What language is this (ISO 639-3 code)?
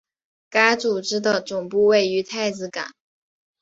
zho